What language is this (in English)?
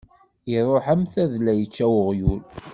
Kabyle